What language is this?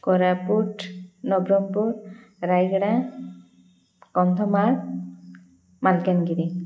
Odia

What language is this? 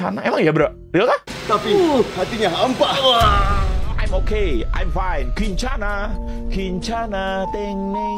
Indonesian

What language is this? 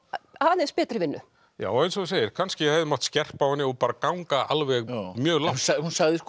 Icelandic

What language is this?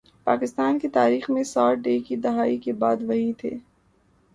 Urdu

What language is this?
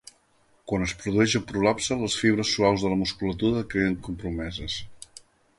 Catalan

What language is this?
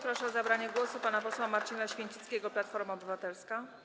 Polish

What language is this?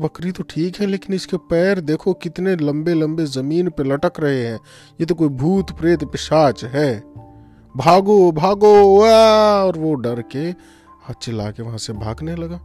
Hindi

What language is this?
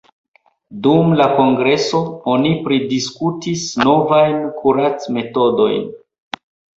Esperanto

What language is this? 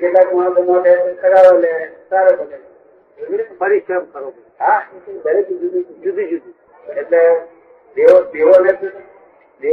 Gujarati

